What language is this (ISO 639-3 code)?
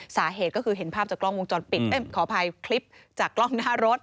tha